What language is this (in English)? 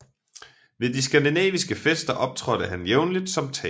Danish